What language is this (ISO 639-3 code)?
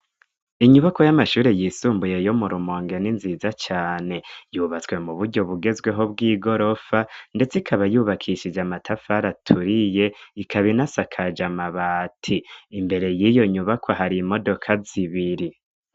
run